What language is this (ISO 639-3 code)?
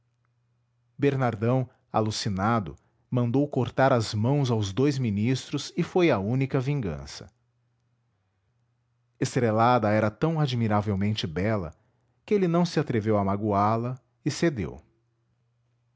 por